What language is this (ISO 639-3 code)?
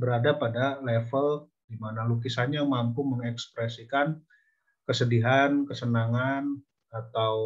ind